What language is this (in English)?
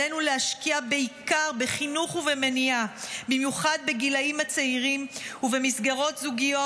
Hebrew